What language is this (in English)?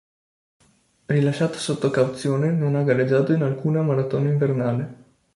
Italian